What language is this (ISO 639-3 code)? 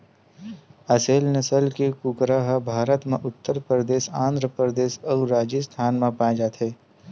hne